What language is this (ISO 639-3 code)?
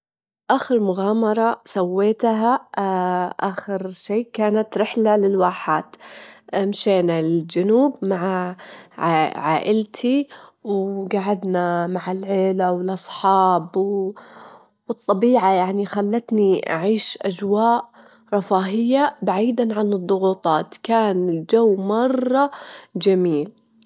afb